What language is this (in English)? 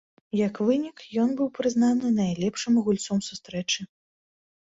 Belarusian